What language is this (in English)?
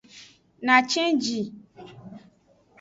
Aja (Benin)